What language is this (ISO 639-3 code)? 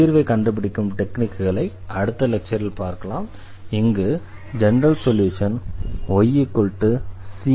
tam